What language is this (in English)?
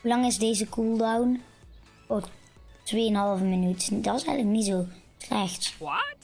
Dutch